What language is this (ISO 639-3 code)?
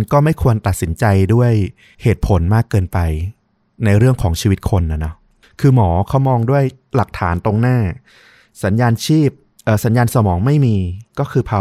tha